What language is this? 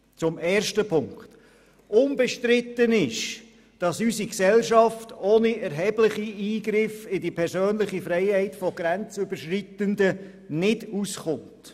Swiss German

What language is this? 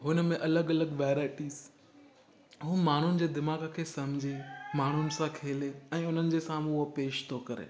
Sindhi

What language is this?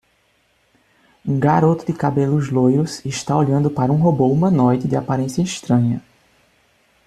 Portuguese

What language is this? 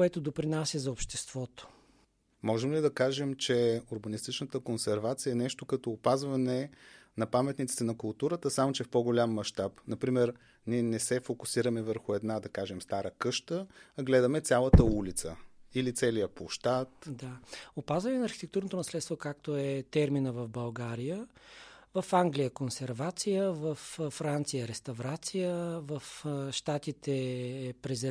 Bulgarian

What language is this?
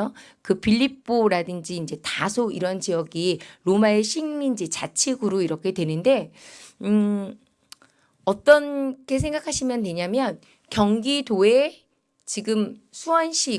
Korean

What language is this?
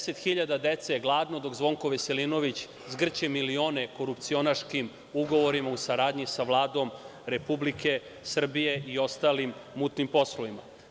Serbian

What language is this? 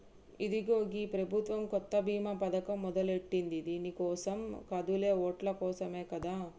Telugu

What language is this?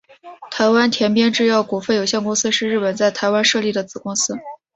Chinese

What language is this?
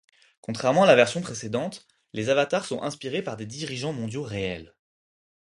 French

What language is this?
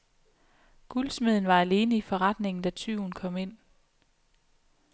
Danish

